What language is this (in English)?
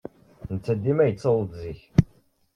Kabyle